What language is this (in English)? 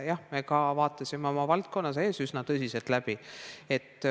Estonian